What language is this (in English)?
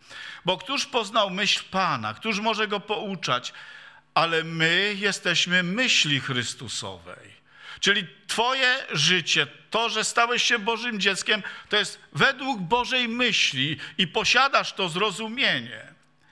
Polish